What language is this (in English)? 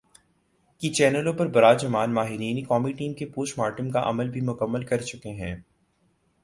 Urdu